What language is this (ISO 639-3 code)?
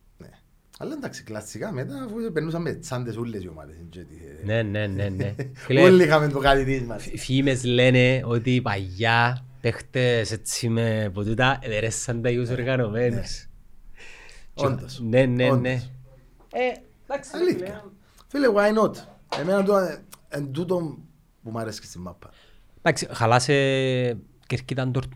ell